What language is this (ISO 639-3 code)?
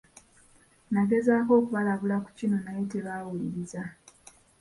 lug